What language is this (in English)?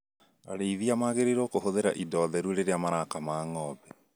Kikuyu